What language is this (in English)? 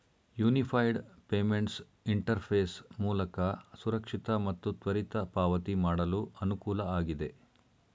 Kannada